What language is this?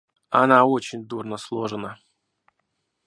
Russian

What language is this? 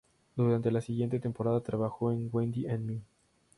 Spanish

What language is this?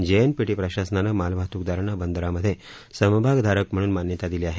Marathi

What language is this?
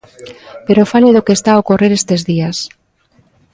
Galician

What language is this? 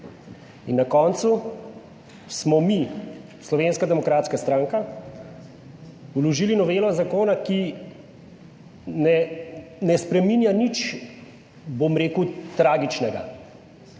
Slovenian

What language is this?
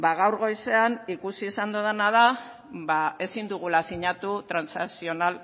Basque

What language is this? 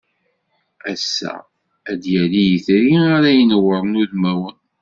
Kabyle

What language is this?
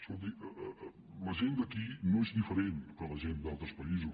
Catalan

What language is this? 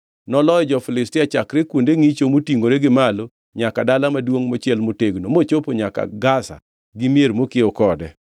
Luo (Kenya and Tanzania)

